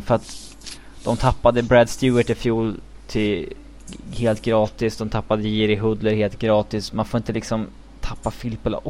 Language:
Swedish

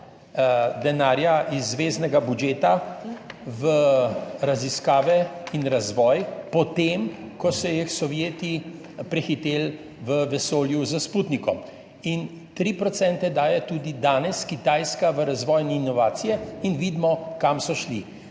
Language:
Slovenian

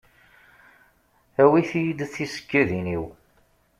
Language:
Kabyle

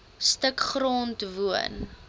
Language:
Afrikaans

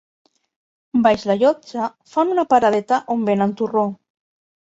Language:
Catalan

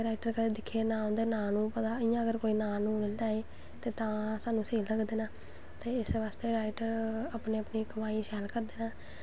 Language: Dogri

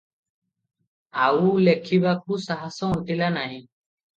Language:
Odia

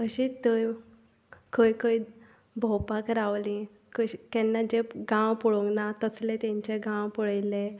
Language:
Konkani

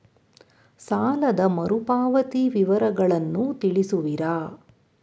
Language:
Kannada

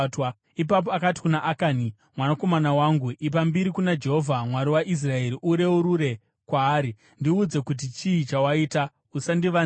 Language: Shona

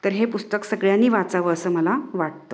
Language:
Marathi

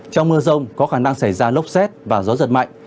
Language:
Vietnamese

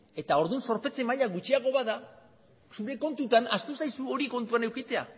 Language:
Basque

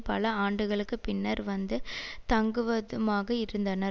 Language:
Tamil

